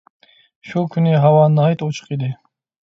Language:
Uyghur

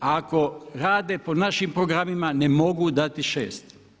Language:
Croatian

